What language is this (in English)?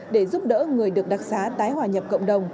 Vietnamese